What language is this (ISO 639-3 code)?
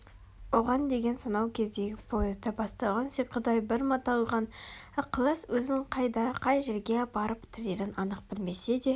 kaz